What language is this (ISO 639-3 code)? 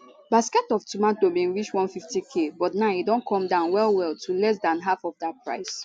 pcm